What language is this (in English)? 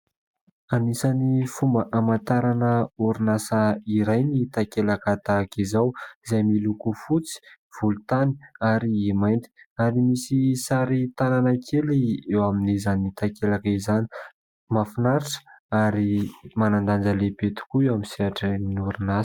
Malagasy